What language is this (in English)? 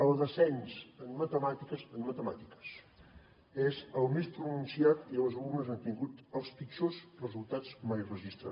Catalan